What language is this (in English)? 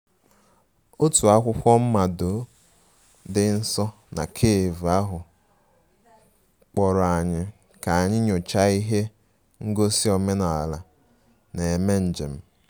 Igbo